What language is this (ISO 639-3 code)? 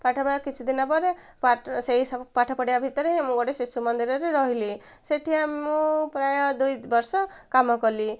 ori